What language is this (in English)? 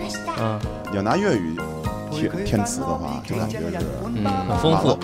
Chinese